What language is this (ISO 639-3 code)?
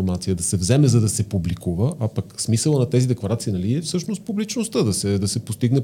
bul